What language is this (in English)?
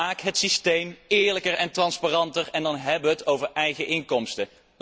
Dutch